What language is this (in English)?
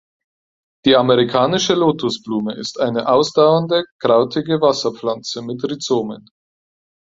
German